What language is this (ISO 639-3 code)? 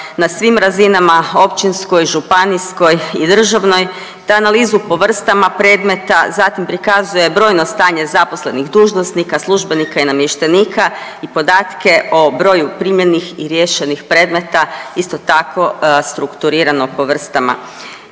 hrv